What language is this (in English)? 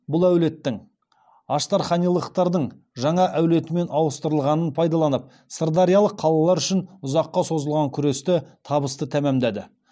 Kazakh